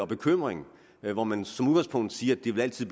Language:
Danish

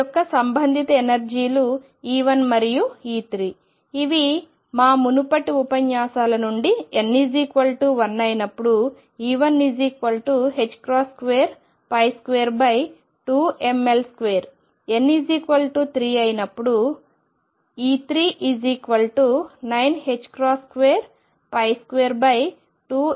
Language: Telugu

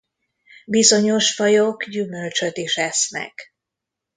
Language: Hungarian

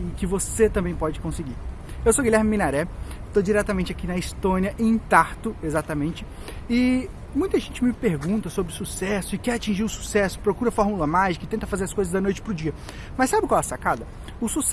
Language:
Portuguese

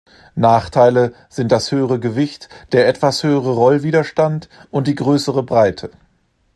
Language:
German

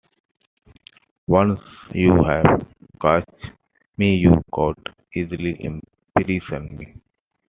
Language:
English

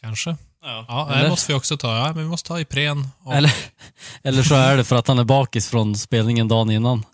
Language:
Swedish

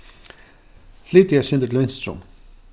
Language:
Faroese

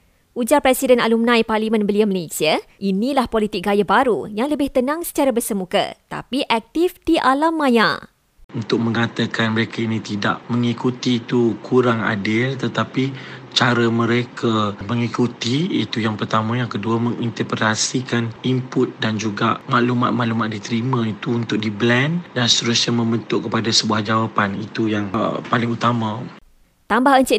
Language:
Malay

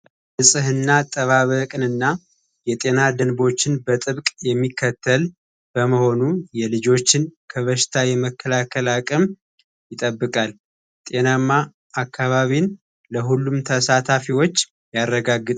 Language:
Amharic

